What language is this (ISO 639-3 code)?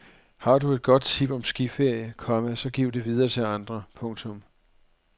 dan